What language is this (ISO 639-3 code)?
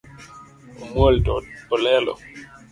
luo